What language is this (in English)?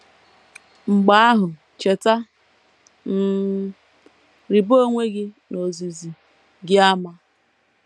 Igbo